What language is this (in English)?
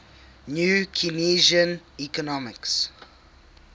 English